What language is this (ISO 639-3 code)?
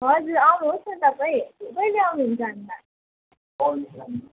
nep